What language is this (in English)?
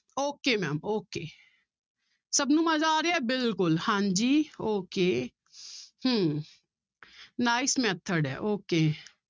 Punjabi